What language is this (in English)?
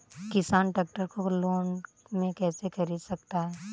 Hindi